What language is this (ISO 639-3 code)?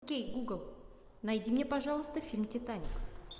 rus